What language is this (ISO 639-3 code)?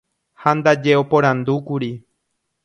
grn